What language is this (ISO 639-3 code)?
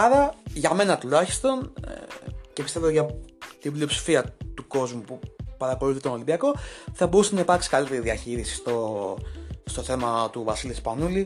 ell